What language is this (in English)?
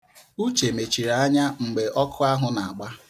Igbo